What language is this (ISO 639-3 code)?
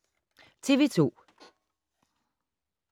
dan